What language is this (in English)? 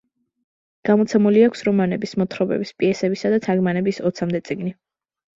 Georgian